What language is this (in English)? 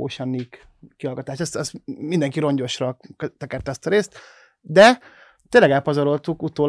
Hungarian